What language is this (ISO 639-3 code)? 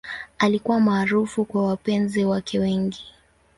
swa